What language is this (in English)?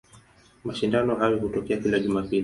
Swahili